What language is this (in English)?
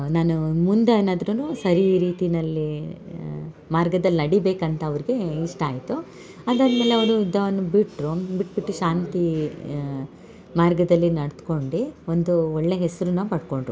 Kannada